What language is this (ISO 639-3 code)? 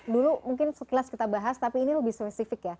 ind